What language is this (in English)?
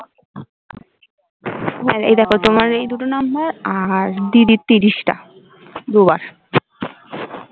Bangla